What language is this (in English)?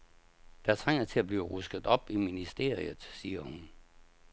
Danish